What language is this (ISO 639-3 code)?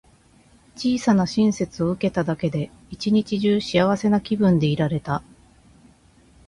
jpn